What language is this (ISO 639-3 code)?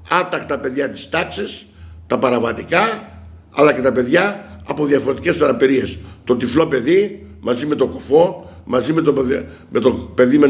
ell